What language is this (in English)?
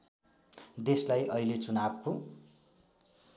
Nepali